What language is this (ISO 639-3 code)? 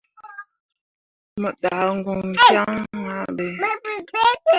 mua